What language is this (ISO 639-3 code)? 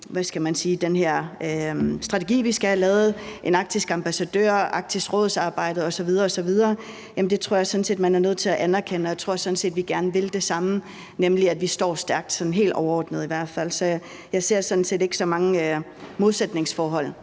dan